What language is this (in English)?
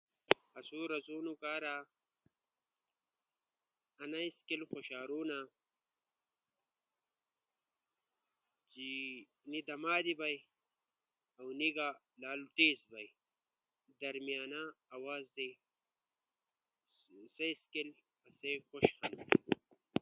Ushojo